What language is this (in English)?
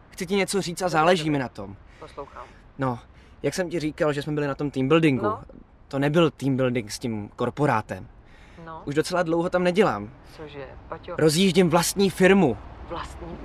Czech